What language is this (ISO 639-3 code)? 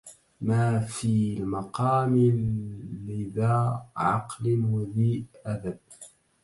ara